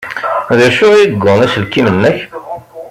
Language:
Kabyle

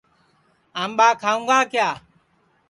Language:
Sansi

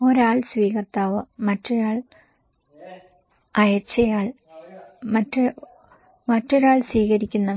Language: Malayalam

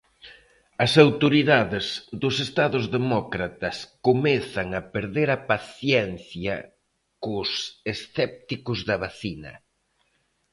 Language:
Galician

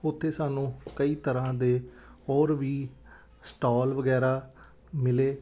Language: Punjabi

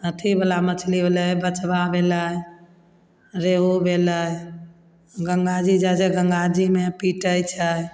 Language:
Maithili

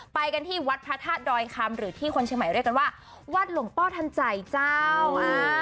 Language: Thai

